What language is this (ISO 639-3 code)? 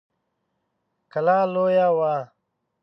pus